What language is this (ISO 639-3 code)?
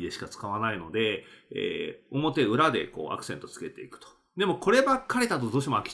jpn